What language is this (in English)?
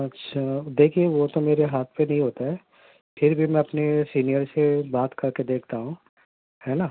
Urdu